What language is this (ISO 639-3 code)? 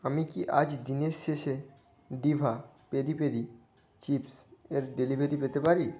ben